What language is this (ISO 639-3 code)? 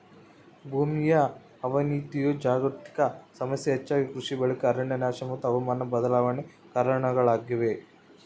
kan